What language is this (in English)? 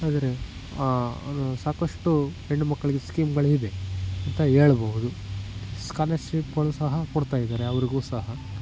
Kannada